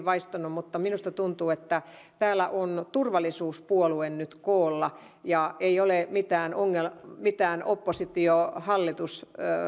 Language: Finnish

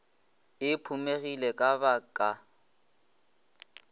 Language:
Northern Sotho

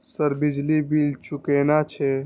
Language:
Maithili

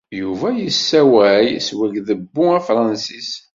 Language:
Kabyle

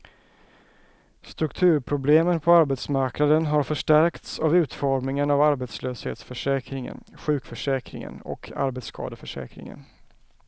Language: Swedish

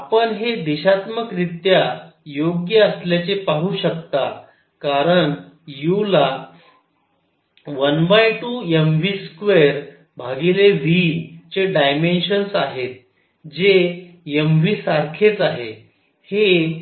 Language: Marathi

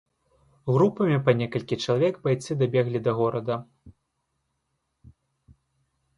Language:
Belarusian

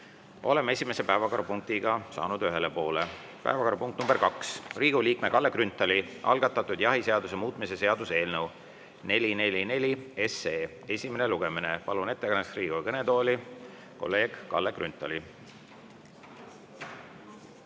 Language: Estonian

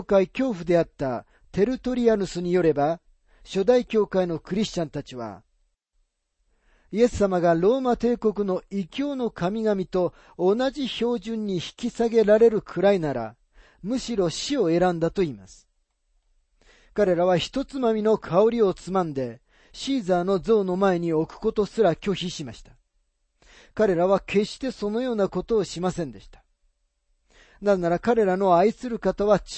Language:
Japanese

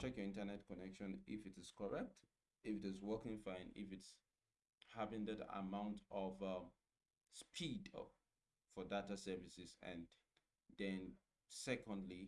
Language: English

